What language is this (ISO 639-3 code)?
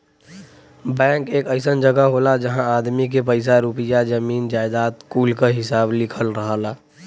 bho